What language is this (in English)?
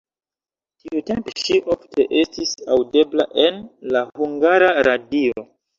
Esperanto